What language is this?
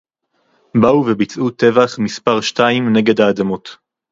Hebrew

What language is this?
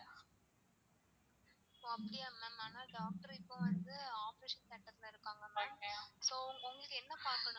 Tamil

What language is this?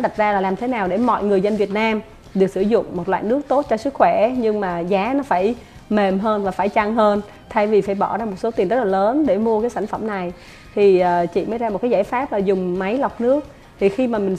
Vietnamese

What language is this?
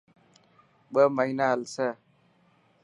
Dhatki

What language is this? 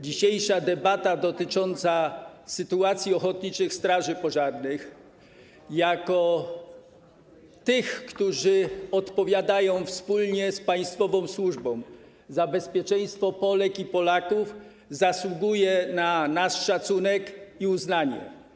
Polish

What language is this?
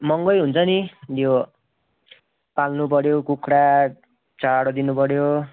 Nepali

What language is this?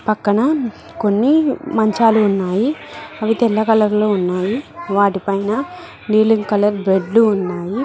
Telugu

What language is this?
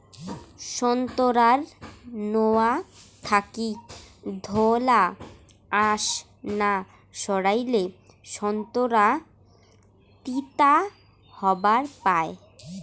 Bangla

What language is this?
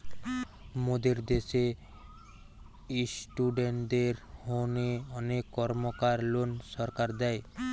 Bangla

